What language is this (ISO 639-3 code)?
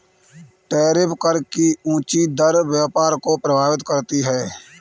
hin